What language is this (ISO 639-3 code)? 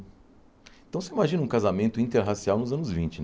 por